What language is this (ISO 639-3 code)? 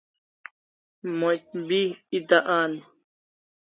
kls